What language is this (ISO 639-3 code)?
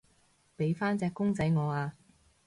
yue